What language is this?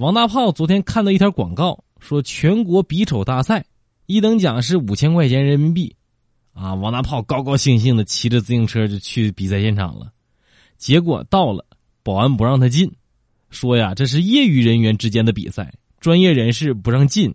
Chinese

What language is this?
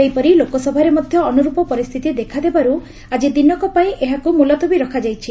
Odia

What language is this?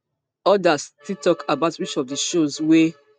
Nigerian Pidgin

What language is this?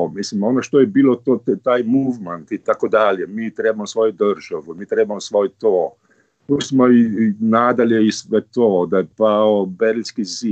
Croatian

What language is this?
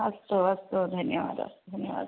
Sanskrit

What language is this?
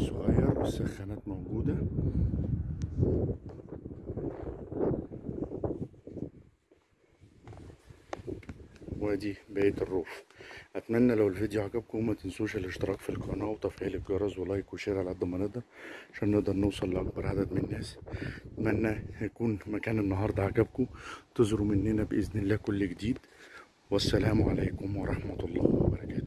Arabic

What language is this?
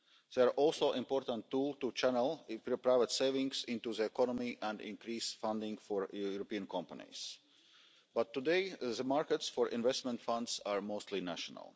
English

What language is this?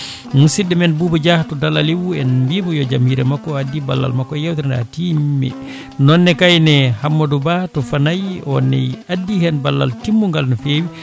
Fula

